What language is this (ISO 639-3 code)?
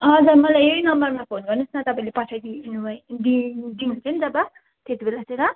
nep